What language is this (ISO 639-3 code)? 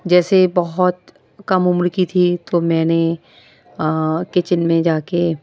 urd